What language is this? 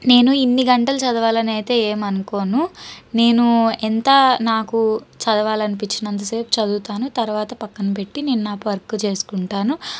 Telugu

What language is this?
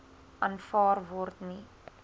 Afrikaans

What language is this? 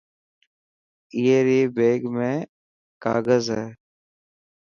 Dhatki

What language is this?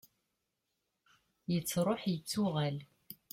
Kabyle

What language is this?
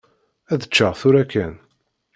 Kabyle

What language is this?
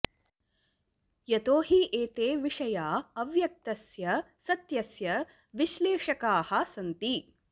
Sanskrit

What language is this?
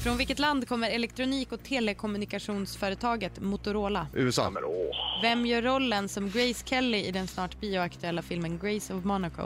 Swedish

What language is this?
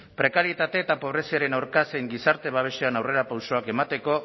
Basque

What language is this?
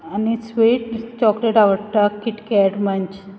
Konkani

